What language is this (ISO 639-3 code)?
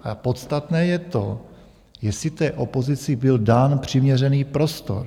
ces